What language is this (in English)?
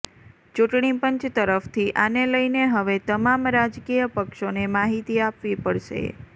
Gujarati